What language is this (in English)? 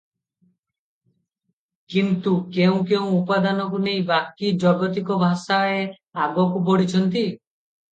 Odia